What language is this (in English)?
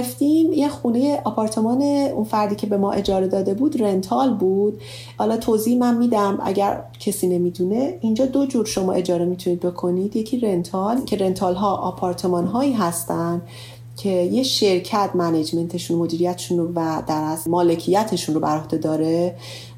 Persian